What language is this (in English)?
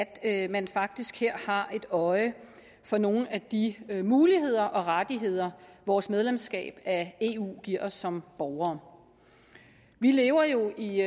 Danish